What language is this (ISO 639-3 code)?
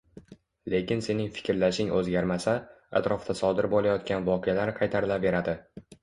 uzb